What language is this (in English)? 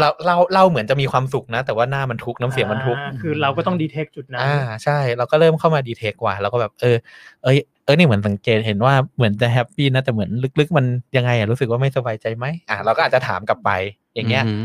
Thai